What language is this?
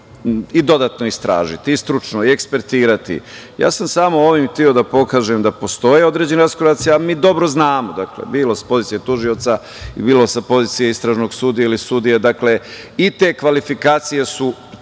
Serbian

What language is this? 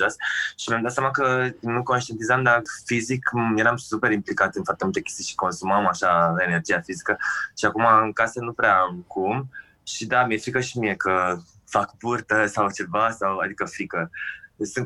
Romanian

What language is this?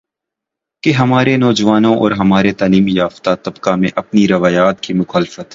Urdu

